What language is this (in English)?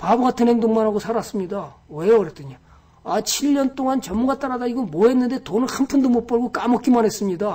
Korean